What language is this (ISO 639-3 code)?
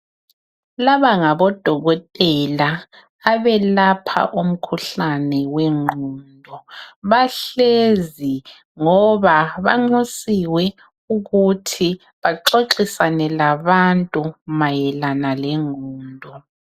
nde